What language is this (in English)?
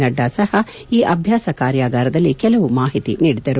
Kannada